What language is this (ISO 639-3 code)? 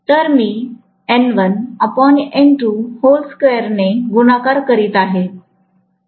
mar